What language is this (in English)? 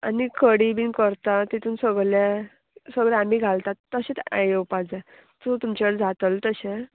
Konkani